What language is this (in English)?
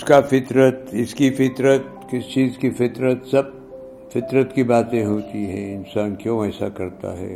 Urdu